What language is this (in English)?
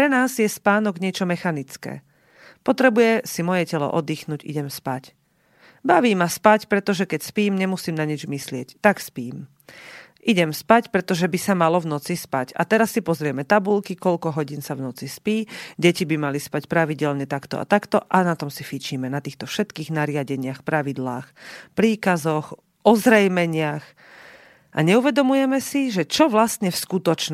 Slovak